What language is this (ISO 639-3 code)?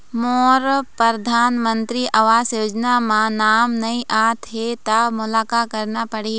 hne